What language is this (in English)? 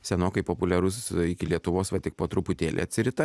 Lithuanian